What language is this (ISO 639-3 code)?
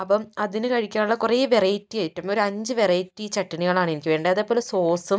mal